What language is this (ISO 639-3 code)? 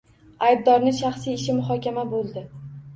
uzb